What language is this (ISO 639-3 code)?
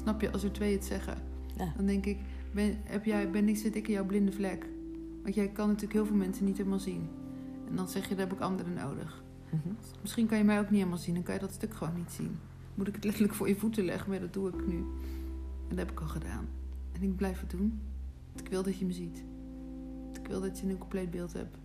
nld